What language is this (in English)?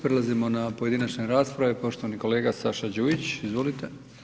Croatian